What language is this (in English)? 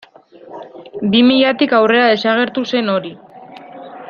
Basque